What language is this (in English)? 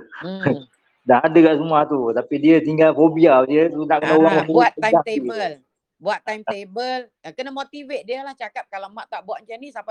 Malay